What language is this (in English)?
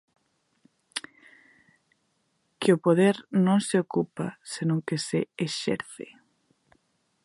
Galician